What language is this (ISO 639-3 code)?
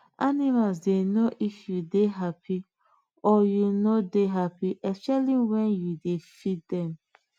pcm